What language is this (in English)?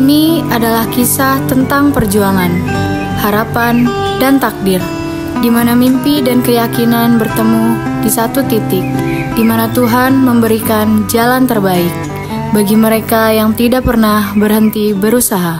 Indonesian